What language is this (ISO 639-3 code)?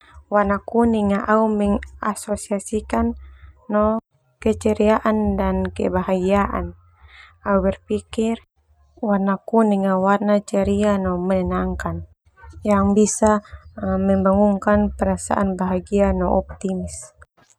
twu